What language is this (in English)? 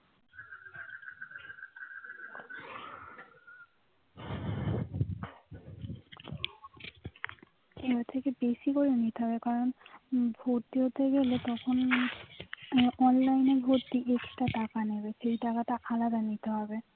Bangla